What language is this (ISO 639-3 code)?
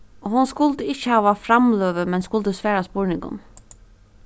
fao